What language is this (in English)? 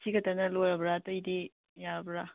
Manipuri